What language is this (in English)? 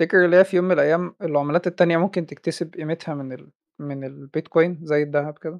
Arabic